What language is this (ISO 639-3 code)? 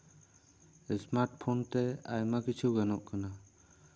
sat